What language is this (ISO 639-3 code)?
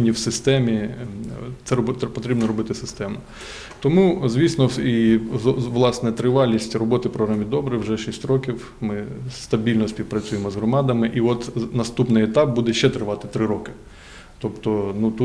ukr